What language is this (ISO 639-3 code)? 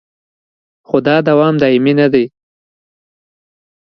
pus